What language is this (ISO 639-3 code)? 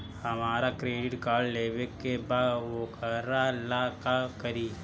bho